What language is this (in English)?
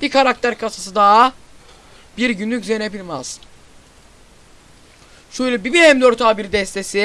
Turkish